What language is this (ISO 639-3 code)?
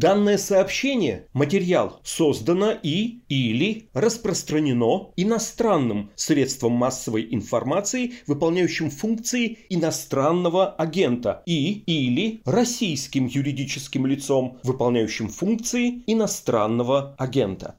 rus